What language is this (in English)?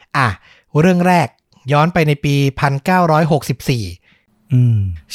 Thai